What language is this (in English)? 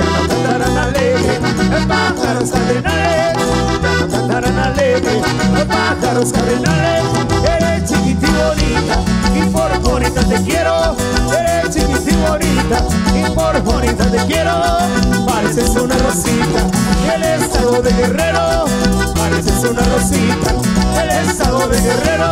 Spanish